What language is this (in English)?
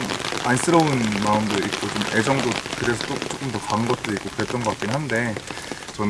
Korean